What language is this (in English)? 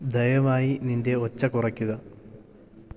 Malayalam